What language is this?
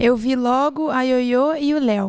Portuguese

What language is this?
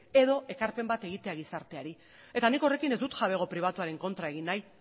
Basque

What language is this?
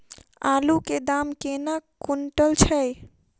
Maithili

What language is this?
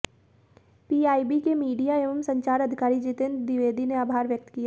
Hindi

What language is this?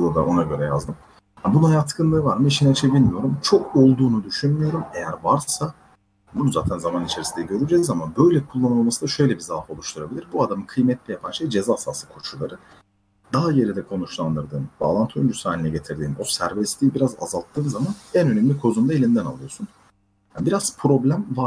Turkish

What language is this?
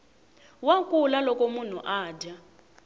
Tsonga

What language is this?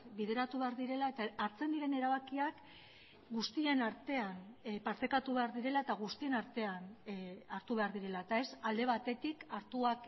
Basque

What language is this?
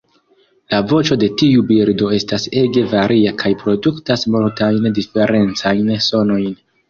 Esperanto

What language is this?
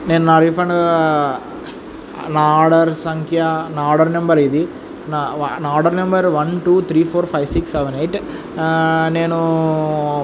Telugu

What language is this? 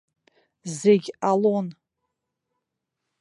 Abkhazian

